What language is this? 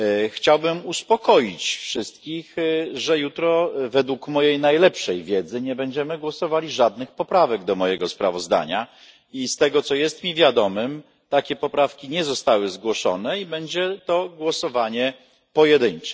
Polish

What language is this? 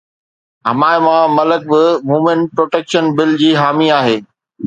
Sindhi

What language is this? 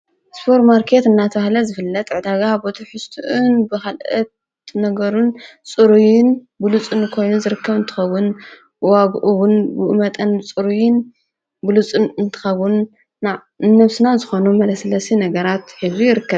Tigrinya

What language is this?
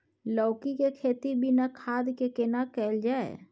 Maithili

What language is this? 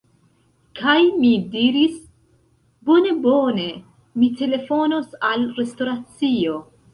Esperanto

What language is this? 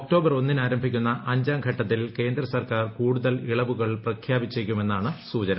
Malayalam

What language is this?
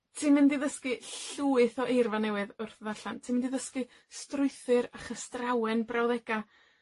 Welsh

